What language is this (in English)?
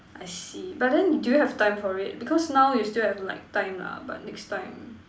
English